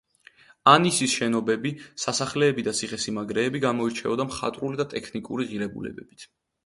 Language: Georgian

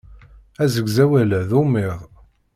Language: Kabyle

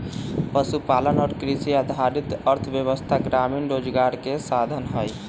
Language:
Magahi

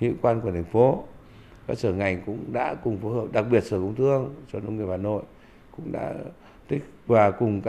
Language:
Vietnamese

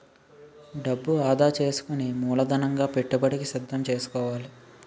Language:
Telugu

